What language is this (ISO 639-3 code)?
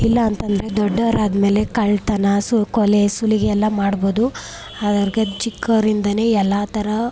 kan